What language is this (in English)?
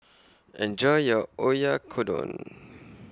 English